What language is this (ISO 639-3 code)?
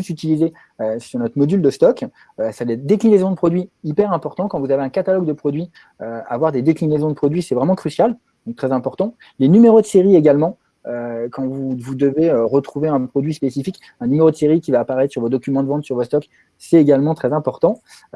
fra